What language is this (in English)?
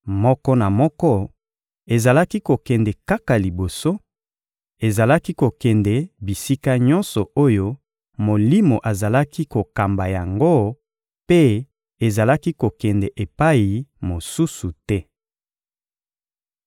Lingala